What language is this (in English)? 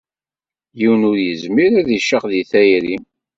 Kabyle